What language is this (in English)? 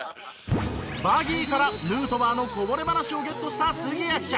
Japanese